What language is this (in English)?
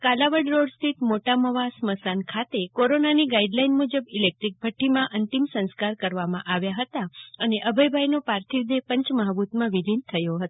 Gujarati